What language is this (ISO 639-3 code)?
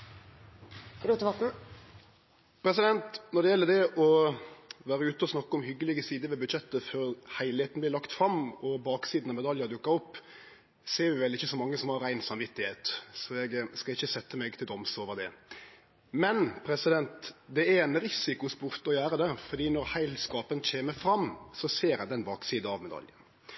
nno